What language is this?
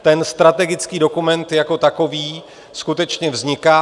Czech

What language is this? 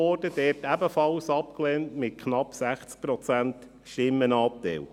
Swiss German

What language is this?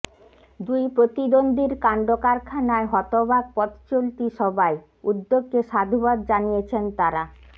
Bangla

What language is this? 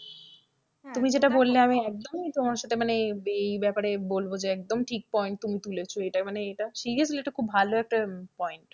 Bangla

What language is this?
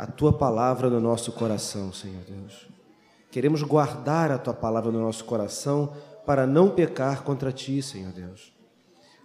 Portuguese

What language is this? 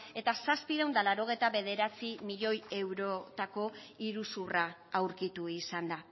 Basque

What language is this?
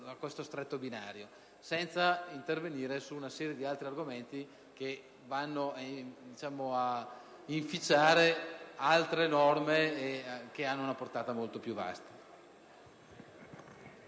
Italian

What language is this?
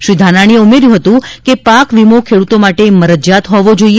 Gujarati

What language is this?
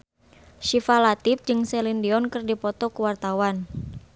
Sundanese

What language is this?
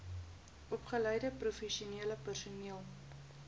Afrikaans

